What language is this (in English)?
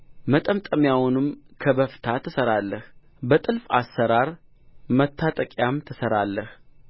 Amharic